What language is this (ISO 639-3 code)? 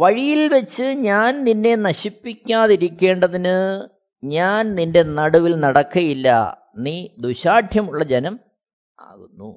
mal